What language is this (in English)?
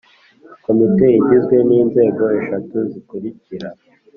Kinyarwanda